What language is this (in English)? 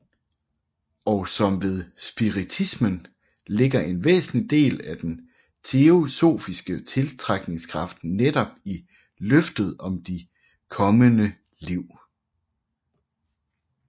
Danish